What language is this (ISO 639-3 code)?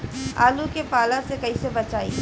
bho